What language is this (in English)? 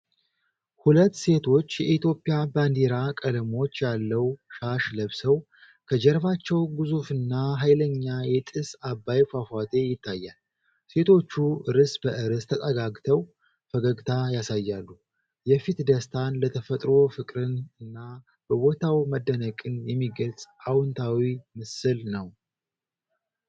Amharic